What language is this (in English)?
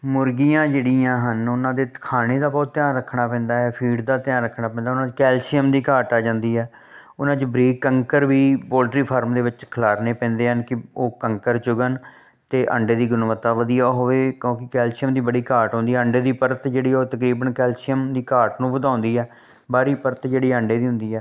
Punjabi